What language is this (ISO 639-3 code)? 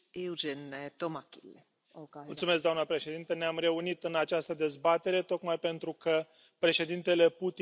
ron